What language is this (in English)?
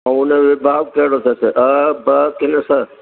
Sindhi